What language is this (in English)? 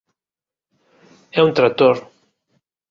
Galician